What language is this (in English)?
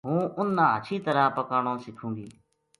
Gujari